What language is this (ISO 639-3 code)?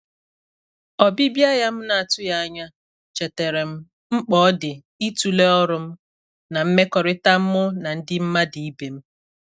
ibo